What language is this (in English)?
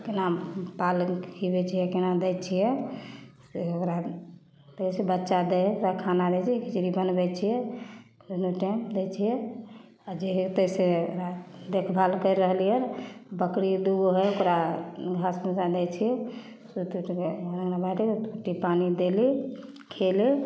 Maithili